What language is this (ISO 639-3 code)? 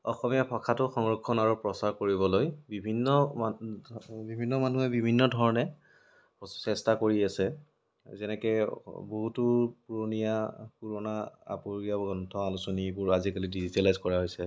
asm